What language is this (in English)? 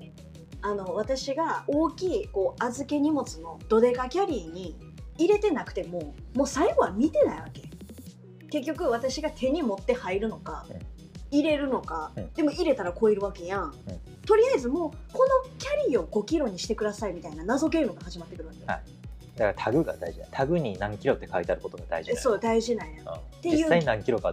Japanese